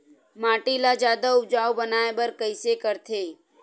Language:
Chhattisgarhi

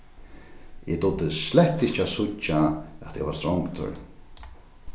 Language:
Faroese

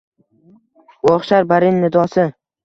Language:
Uzbek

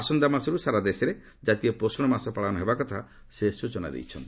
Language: Odia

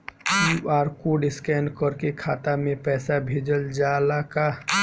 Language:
Bhojpuri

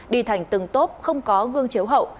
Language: Vietnamese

